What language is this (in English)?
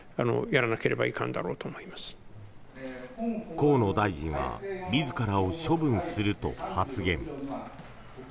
Japanese